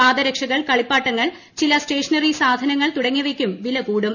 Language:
Malayalam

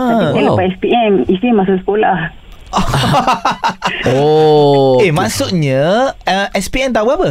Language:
Malay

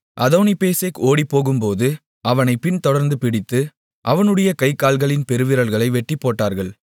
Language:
Tamil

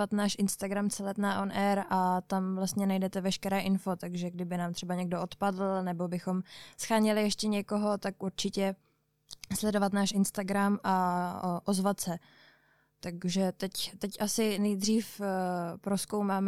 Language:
Czech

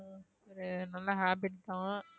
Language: Tamil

